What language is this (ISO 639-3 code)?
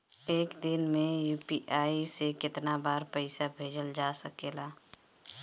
bho